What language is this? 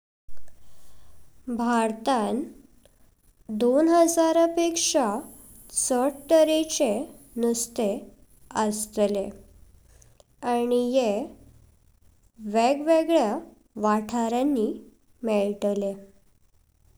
Konkani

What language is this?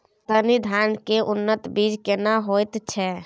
Maithili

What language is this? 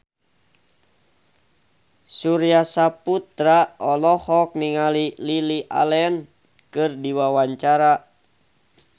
Sundanese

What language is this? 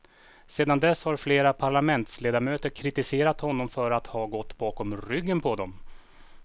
Swedish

